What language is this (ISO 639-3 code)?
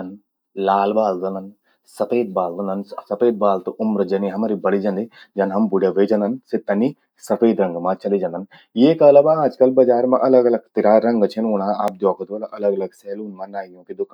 gbm